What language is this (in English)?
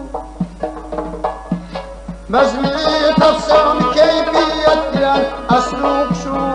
Uzbek